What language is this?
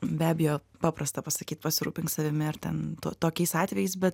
Lithuanian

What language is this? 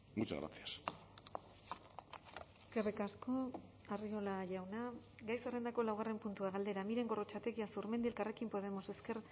Basque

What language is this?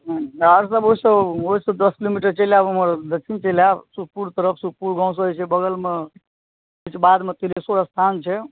Maithili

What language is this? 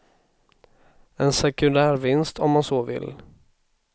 Swedish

